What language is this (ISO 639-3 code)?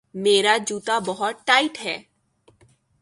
urd